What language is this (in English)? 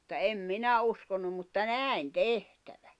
Finnish